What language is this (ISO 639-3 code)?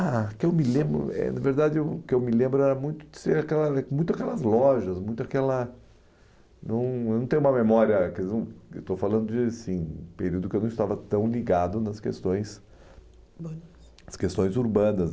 por